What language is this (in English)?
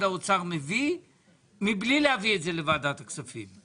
Hebrew